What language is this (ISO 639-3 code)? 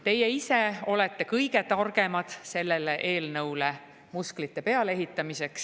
est